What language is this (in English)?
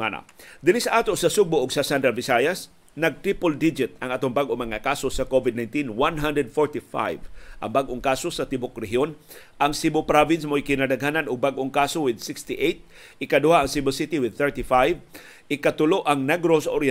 Filipino